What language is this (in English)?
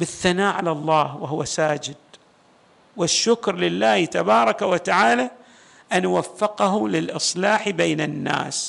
Arabic